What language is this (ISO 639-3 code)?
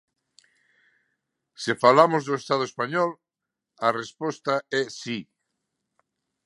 glg